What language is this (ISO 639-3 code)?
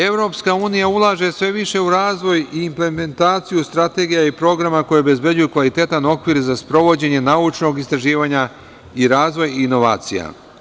srp